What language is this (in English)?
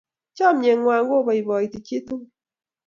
Kalenjin